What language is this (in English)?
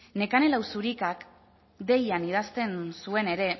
Basque